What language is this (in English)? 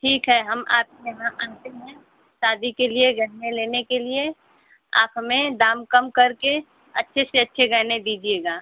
Hindi